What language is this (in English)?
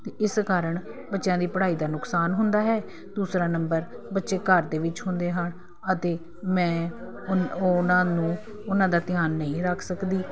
Punjabi